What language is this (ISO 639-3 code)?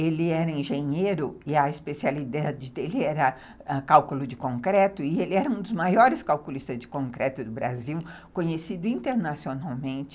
por